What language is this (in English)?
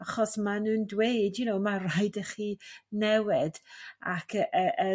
Welsh